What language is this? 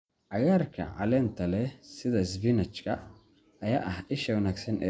Somali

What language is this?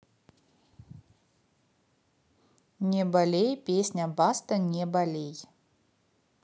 Russian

